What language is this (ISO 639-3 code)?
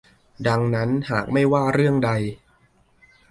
tha